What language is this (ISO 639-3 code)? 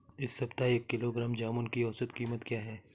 hin